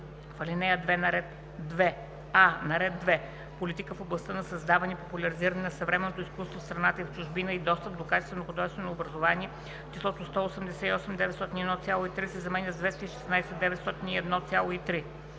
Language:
Bulgarian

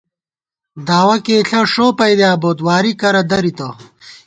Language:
Gawar-Bati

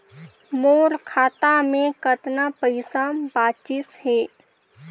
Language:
Chhattisgarhi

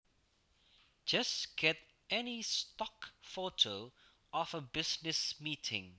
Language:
Javanese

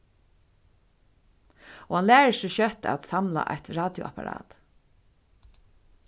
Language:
Faroese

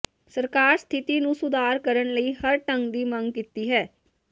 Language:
Punjabi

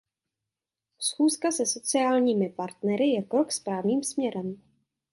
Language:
Czech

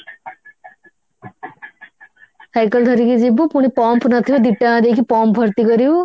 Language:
Odia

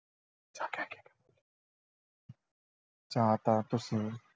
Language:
Punjabi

